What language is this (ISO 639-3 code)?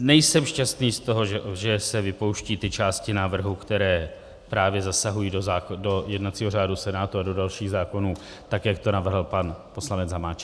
ces